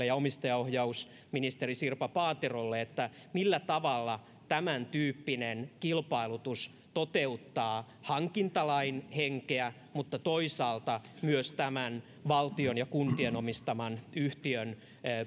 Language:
Finnish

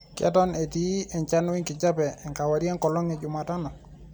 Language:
Masai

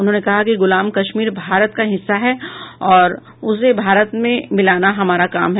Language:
Hindi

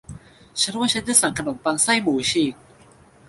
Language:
Thai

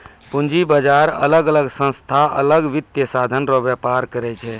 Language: Maithili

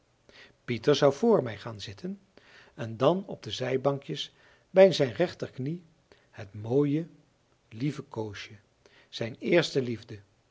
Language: Dutch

